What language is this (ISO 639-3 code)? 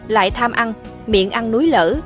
vie